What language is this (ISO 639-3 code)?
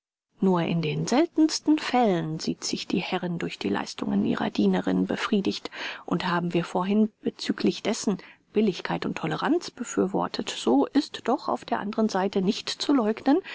deu